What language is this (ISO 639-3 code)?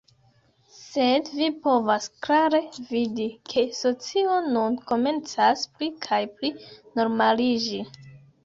epo